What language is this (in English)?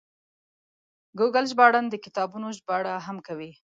Pashto